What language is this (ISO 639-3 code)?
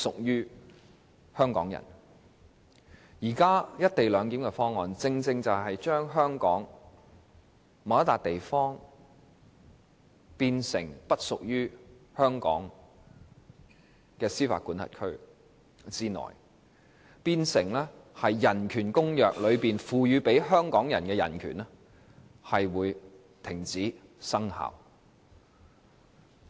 yue